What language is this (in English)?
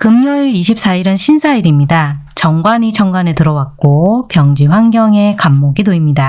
Korean